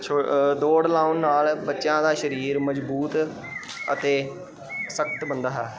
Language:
Punjabi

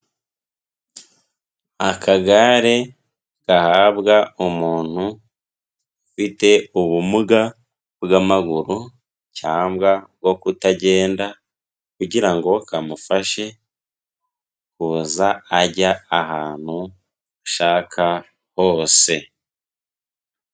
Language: Kinyarwanda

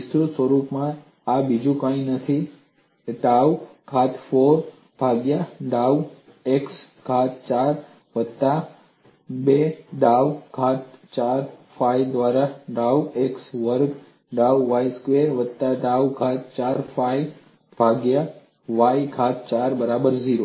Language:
Gujarati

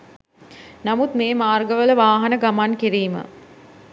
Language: Sinhala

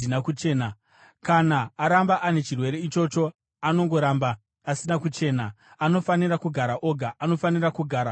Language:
Shona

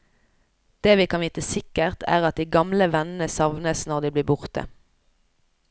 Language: Norwegian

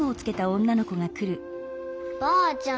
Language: Japanese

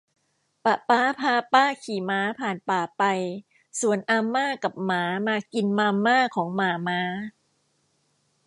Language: Thai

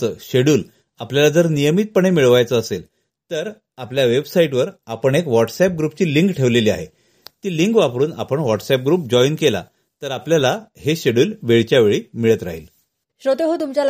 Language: Marathi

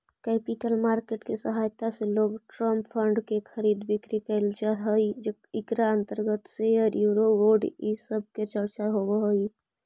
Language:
Magahi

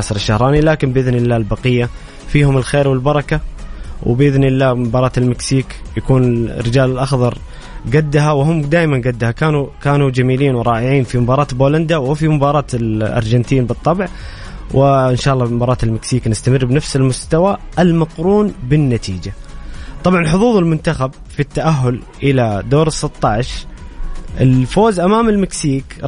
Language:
Arabic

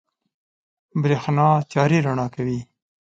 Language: Pashto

